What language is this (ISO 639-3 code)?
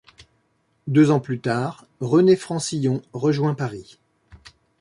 fra